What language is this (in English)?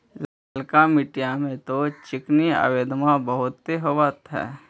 Magahi